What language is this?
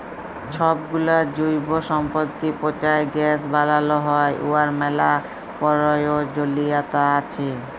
Bangla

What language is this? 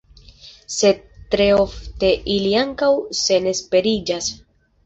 Esperanto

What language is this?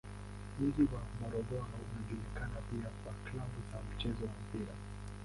Swahili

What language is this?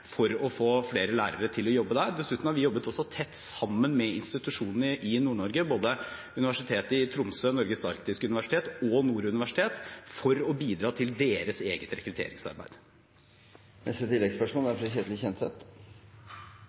Norwegian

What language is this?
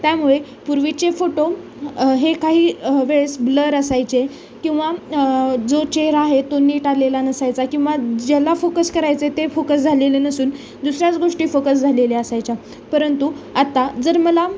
Marathi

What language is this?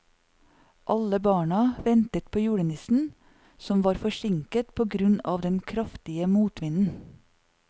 Norwegian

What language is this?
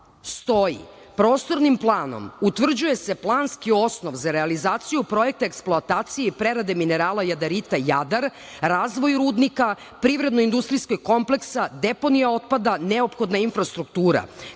Serbian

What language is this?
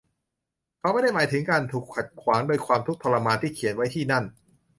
Thai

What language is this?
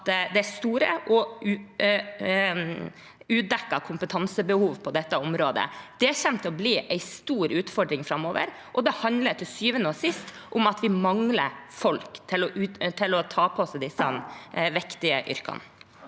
Norwegian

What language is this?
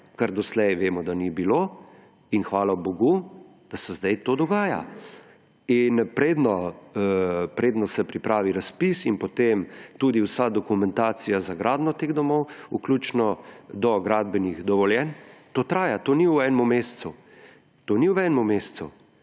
Slovenian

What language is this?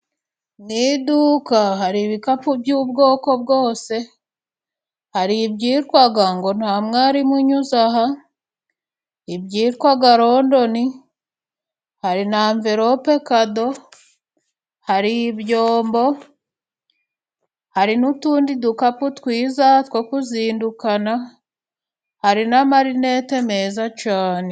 Kinyarwanda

